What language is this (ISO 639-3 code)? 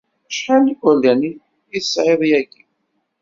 kab